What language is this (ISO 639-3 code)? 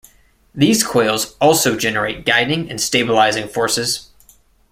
eng